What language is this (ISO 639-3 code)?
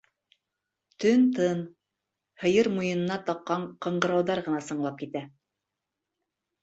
bak